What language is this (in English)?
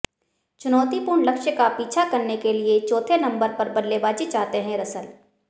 Hindi